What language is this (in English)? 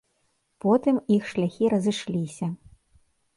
Belarusian